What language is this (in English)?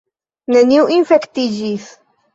Esperanto